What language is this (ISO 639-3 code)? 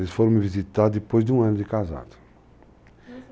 por